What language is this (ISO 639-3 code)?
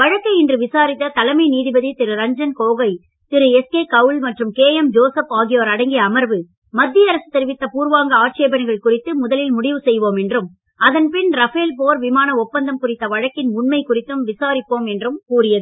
tam